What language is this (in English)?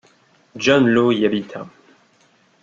French